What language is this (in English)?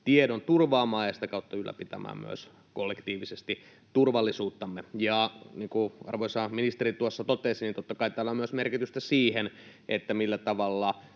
Finnish